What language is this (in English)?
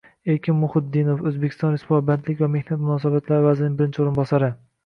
Uzbek